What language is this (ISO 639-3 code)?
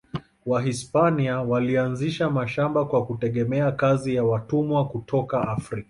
swa